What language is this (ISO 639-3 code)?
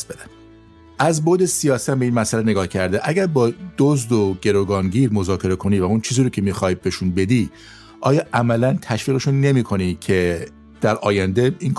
fas